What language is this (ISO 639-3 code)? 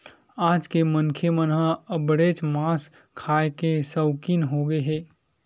hne